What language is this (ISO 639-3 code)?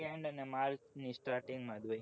guj